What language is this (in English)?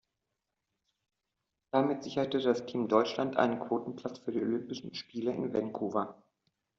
German